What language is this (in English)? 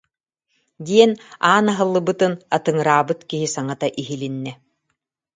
Yakut